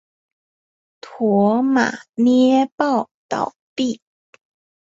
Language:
Chinese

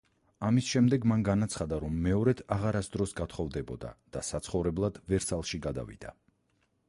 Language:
Georgian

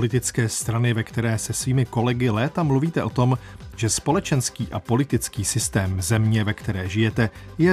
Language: Czech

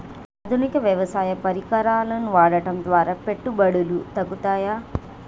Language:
Telugu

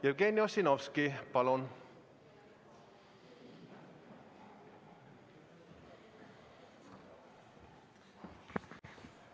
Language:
Estonian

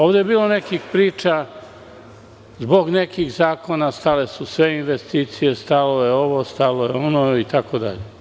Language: Serbian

